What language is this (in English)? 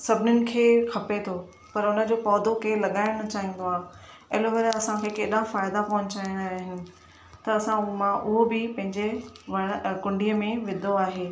Sindhi